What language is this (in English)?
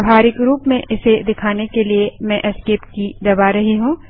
Hindi